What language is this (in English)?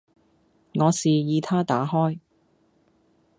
Cantonese